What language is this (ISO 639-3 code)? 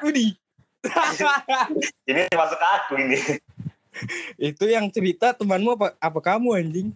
ind